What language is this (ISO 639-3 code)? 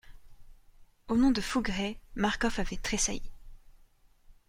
fra